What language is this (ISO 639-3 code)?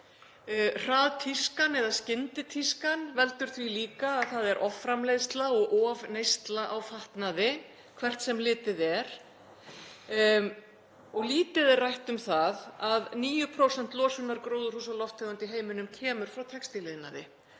isl